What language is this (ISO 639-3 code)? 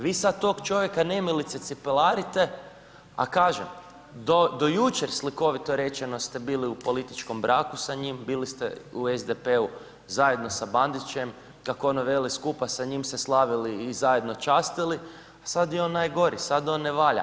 hrv